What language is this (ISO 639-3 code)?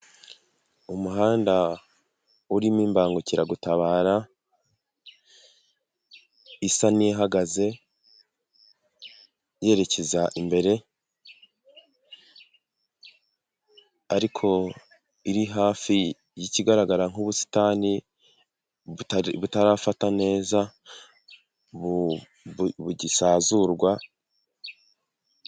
kin